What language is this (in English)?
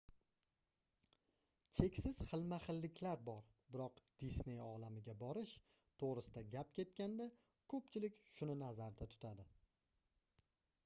Uzbek